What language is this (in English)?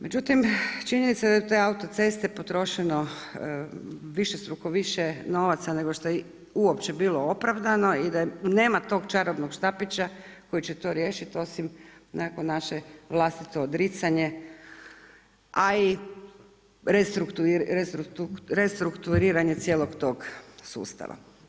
Croatian